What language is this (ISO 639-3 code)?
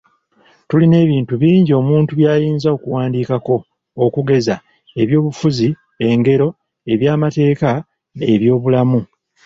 lug